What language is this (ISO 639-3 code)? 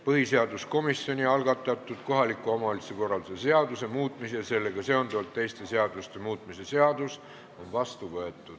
est